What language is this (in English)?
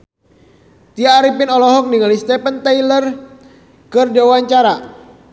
Sundanese